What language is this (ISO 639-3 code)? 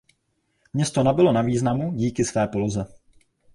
ces